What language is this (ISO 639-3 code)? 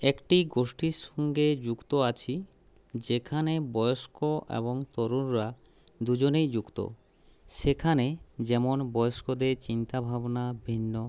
ben